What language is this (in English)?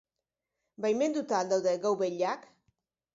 Basque